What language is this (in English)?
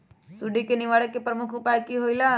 Magahi